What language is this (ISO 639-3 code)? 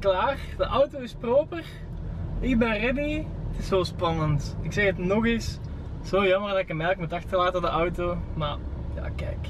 nld